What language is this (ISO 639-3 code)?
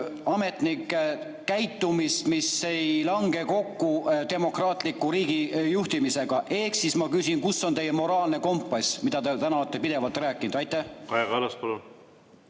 est